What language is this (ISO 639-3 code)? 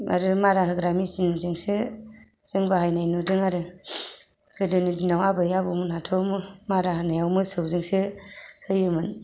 brx